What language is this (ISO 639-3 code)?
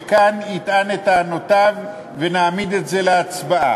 heb